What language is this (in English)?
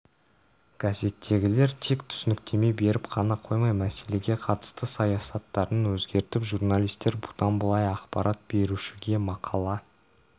Kazakh